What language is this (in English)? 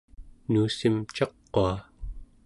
Central Yupik